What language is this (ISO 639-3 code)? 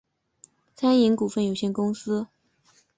zho